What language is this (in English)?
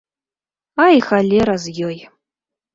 Belarusian